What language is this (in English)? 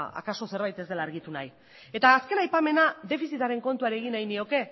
Basque